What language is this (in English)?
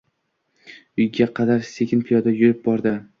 Uzbek